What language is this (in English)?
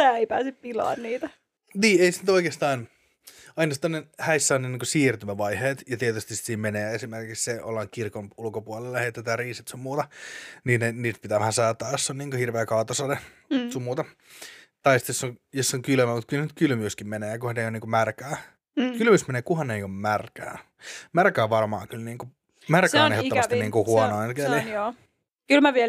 Finnish